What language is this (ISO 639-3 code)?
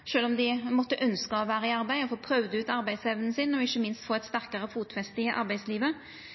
nno